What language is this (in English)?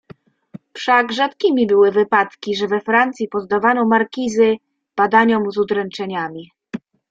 Polish